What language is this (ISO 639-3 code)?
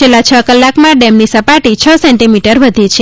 guj